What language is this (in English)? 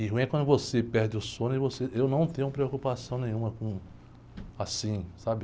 Portuguese